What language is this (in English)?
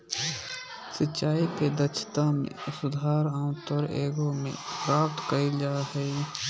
Magahi